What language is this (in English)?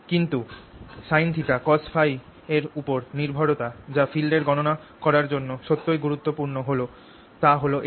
Bangla